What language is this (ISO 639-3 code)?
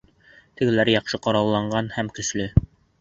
bak